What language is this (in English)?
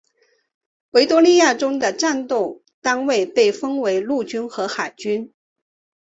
Chinese